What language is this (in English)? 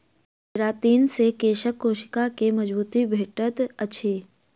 Maithili